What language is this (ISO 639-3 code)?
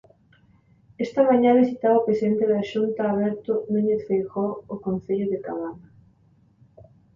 glg